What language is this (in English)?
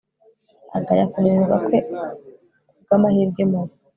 Kinyarwanda